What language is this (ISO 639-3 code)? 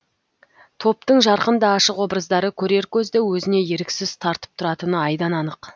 kaz